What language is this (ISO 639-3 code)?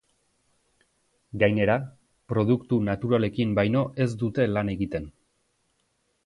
eus